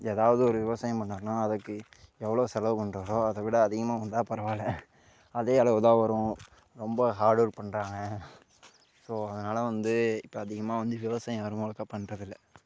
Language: Tamil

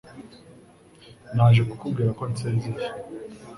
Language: Kinyarwanda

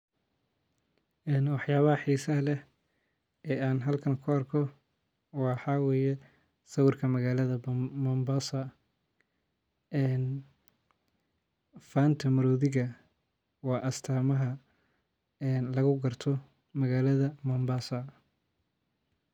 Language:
Somali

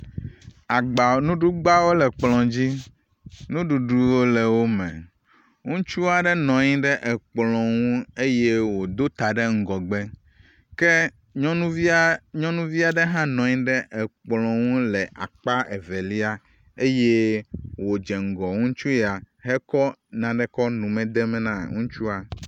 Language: Ewe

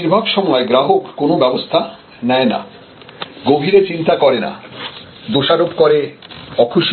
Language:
Bangla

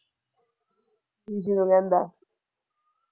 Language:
Punjabi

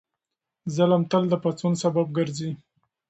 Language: Pashto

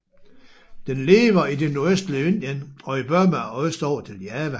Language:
Danish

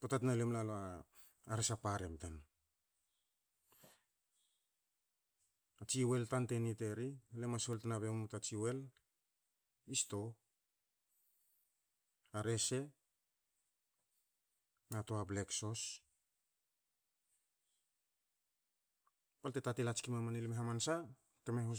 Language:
Hakö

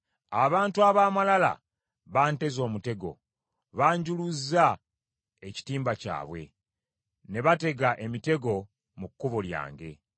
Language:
Ganda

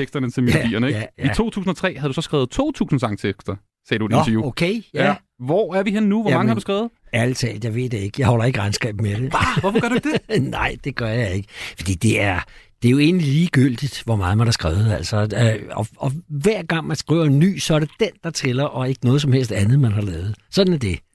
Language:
Danish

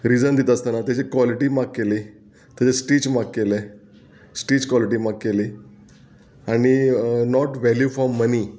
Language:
Konkani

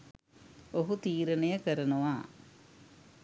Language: Sinhala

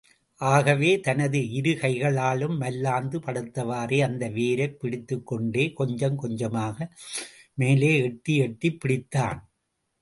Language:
Tamil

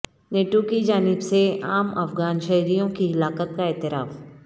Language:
Urdu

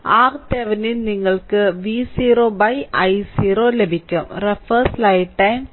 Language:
Malayalam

